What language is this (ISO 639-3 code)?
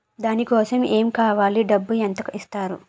tel